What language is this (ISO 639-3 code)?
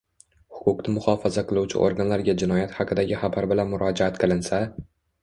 uzb